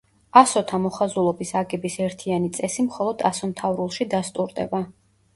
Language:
Georgian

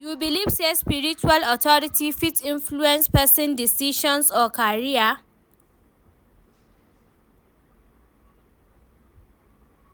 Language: Nigerian Pidgin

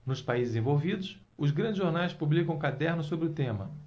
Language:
Portuguese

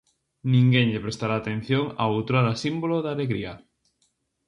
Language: Galician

